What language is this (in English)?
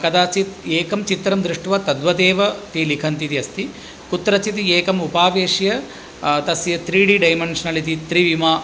Sanskrit